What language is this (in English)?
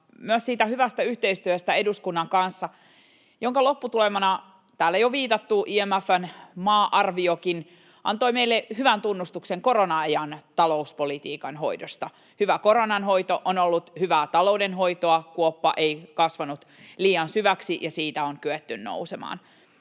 Finnish